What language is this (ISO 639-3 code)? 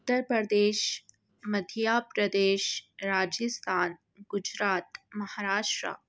urd